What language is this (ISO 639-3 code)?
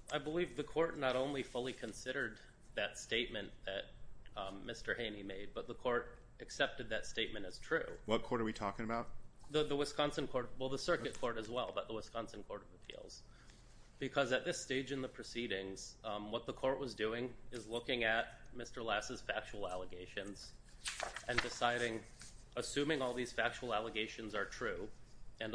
eng